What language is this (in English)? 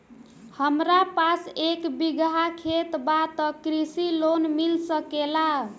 Bhojpuri